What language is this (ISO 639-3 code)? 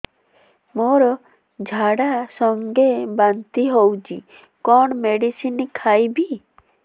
ori